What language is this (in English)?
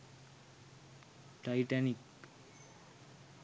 Sinhala